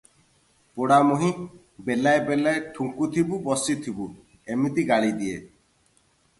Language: Odia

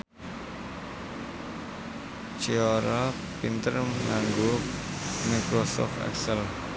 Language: Javanese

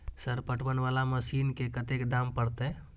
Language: Maithili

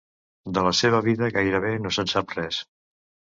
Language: Catalan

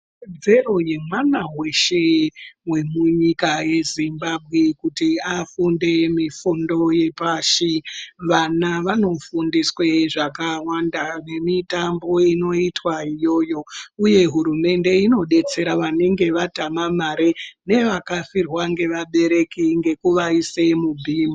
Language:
Ndau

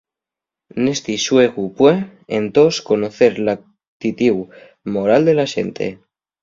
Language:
Asturian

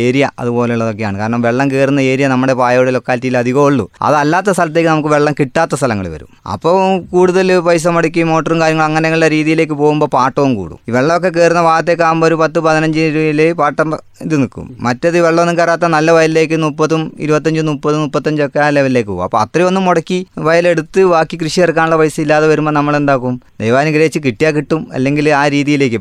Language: Malayalam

